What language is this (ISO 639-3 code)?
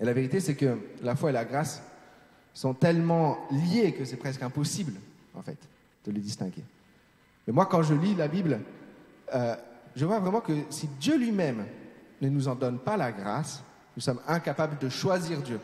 fra